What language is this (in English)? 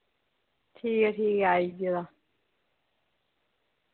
Dogri